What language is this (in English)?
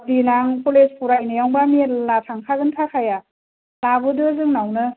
Bodo